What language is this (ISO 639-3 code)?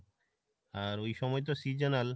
ben